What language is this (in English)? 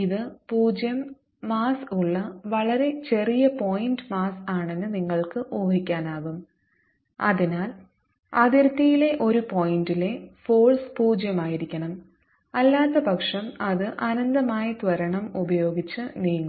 Malayalam